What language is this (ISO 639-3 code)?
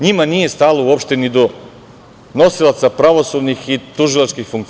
srp